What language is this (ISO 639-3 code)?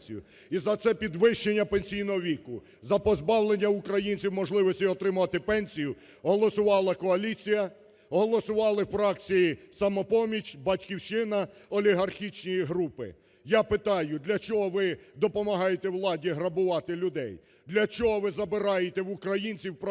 ukr